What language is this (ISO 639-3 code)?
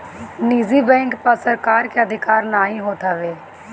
bho